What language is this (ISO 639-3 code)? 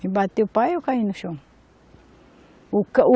por